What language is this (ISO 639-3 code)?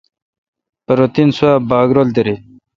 xka